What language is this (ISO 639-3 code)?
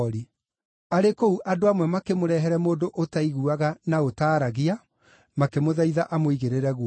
kik